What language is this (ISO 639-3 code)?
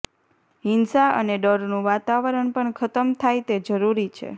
guj